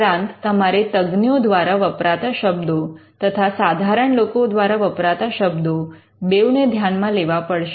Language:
Gujarati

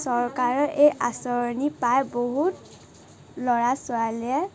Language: Assamese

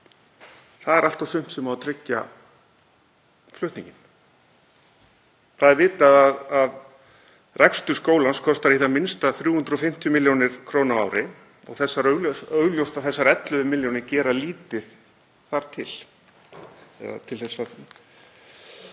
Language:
Icelandic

